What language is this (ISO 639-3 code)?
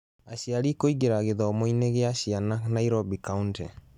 kik